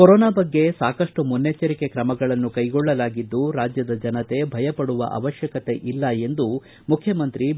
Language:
Kannada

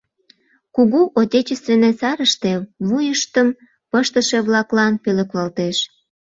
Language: Mari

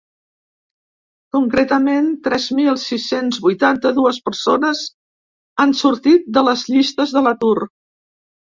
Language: Catalan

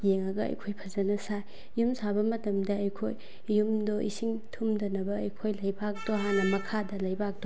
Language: Manipuri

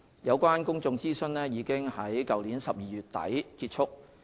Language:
Cantonese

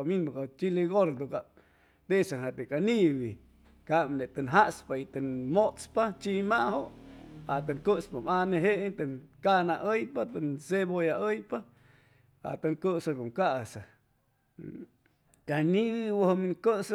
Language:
Chimalapa Zoque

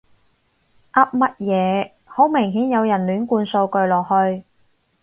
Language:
Cantonese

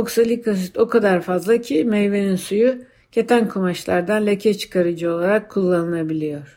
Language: Turkish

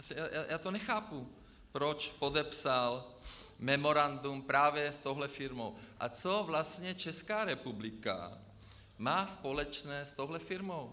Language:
Czech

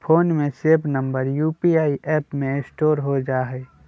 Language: Magahi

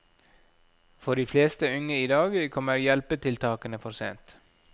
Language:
Norwegian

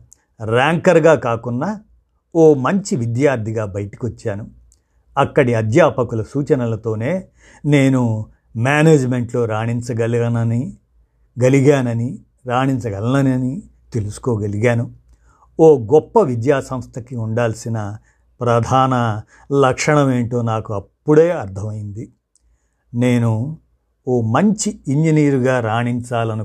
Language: Telugu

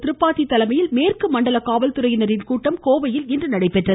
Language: Tamil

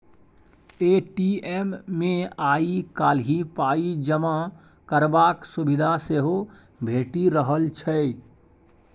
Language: Maithili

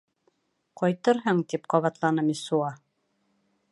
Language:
Bashkir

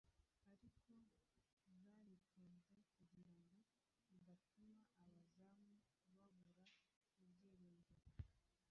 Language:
Kinyarwanda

